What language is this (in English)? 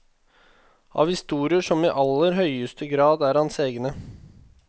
Norwegian